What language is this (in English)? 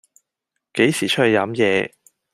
Cantonese